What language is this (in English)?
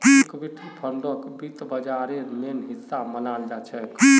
Magahi